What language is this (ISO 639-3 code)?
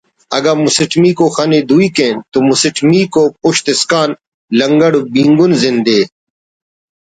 brh